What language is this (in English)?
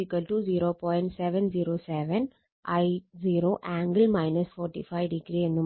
Malayalam